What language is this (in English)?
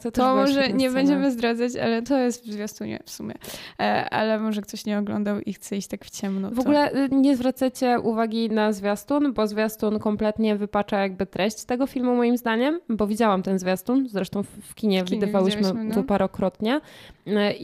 Polish